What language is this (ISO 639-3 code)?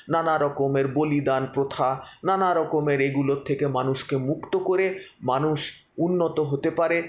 ben